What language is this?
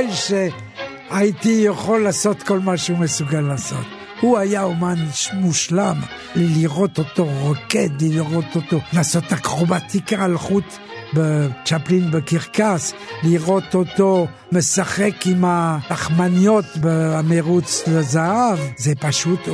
Hebrew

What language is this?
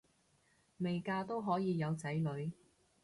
Cantonese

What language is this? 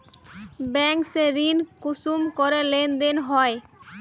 Magahi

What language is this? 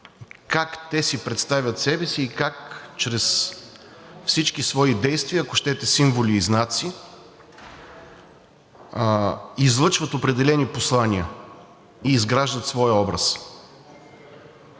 Bulgarian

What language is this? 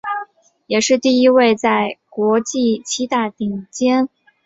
Chinese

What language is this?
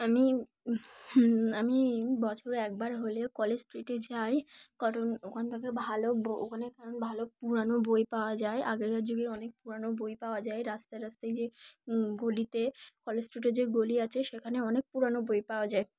Bangla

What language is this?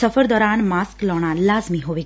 Punjabi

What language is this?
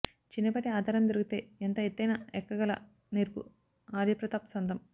Telugu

